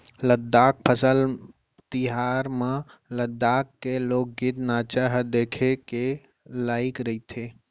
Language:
Chhattisgarhi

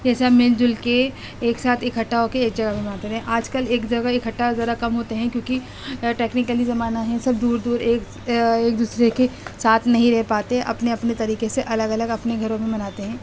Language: Urdu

